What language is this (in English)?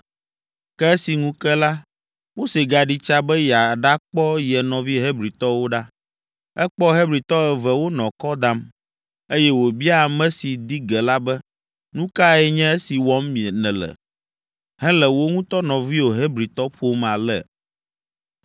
Ewe